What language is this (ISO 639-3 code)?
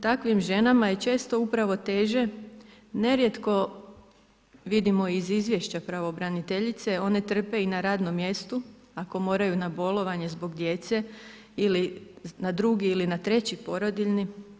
hrv